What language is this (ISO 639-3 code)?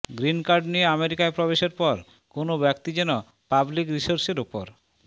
ben